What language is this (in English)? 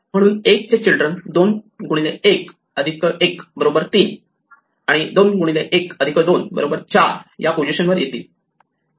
Marathi